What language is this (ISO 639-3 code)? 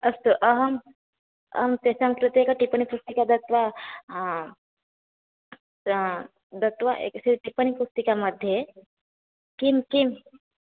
san